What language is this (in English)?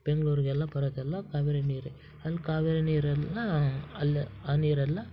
Kannada